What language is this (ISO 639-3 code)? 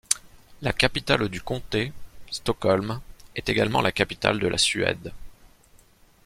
fra